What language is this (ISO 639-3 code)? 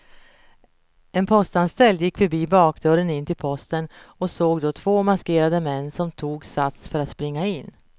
swe